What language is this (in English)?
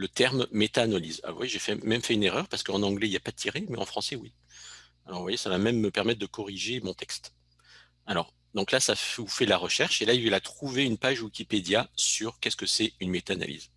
French